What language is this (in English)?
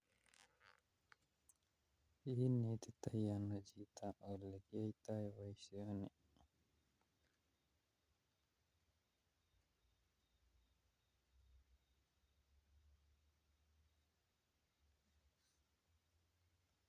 Kalenjin